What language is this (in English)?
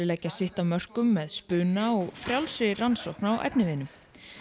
Icelandic